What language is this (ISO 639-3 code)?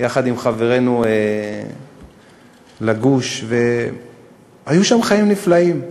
heb